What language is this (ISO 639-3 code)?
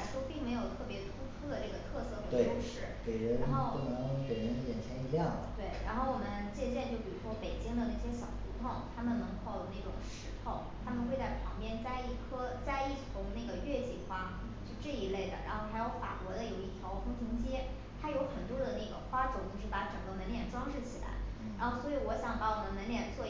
zho